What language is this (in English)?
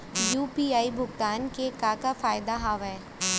Chhattisgarhi